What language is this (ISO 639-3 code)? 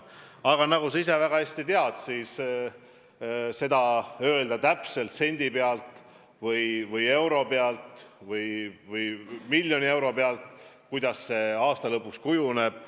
est